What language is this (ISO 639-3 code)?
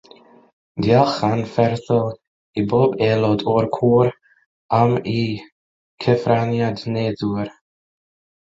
cym